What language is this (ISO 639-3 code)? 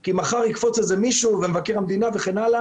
heb